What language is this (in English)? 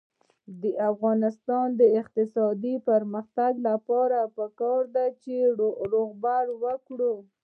Pashto